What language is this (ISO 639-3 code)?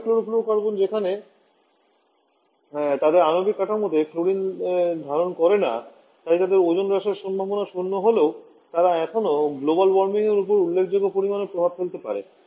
ben